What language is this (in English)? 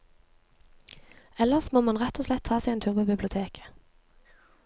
Norwegian